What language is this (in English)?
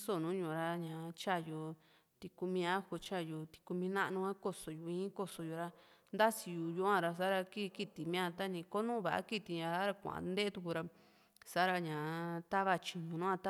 Juxtlahuaca Mixtec